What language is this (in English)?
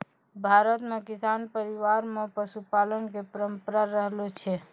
Maithili